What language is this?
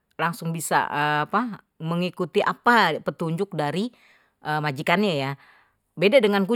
Betawi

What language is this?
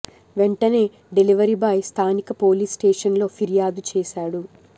Telugu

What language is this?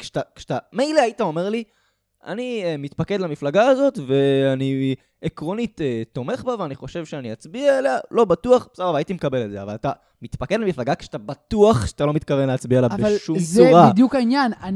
Hebrew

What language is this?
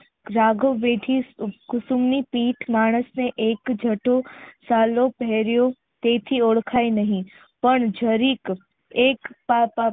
Gujarati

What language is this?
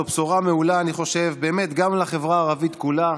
Hebrew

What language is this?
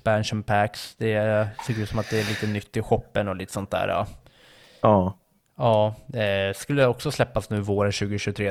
Swedish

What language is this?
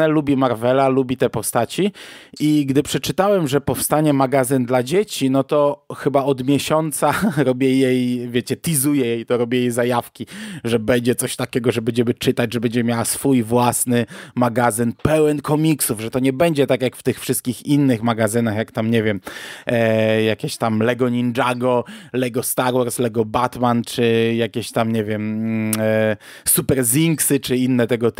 Polish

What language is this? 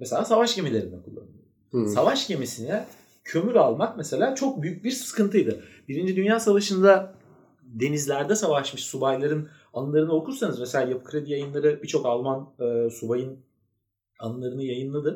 Turkish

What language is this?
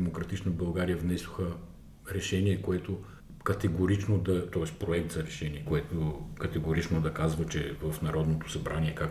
Bulgarian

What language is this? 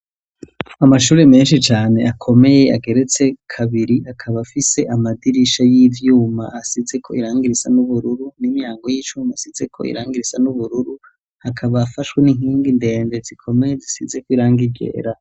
Rundi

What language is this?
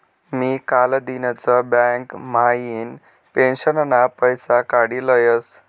Marathi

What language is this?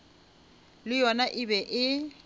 Northern Sotho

